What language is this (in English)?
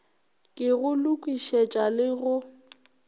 Northern Sotho